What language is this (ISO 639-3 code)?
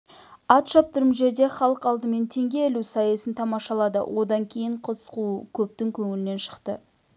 kaz